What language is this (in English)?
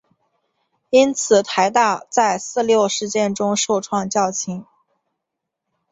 Chinese